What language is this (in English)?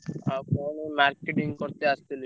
Odia